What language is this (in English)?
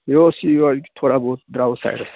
Kashmiri